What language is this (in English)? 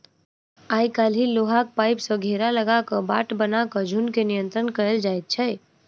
Maithili